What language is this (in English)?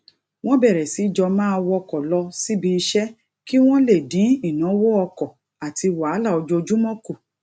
Yoruba